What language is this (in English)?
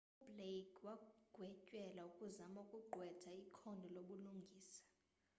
Xhosa